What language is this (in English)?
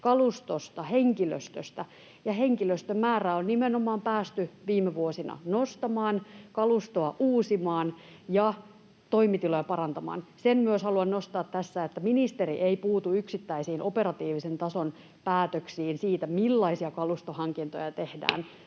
Finnish